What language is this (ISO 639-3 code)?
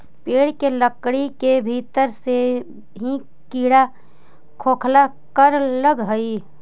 mag